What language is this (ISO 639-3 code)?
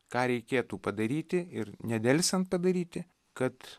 lit